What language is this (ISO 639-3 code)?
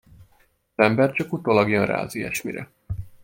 hun